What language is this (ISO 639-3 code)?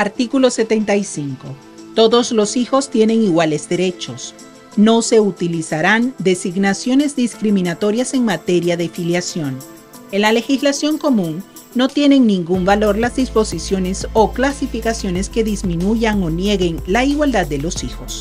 spa